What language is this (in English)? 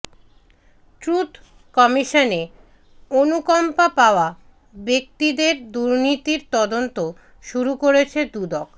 Bangla